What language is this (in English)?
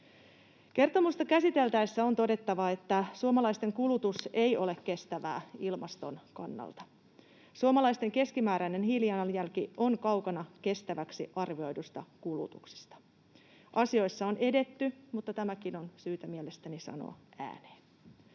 Finnish